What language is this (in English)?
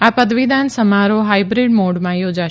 Gujarati